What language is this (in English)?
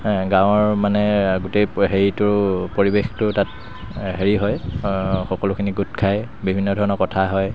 Assamese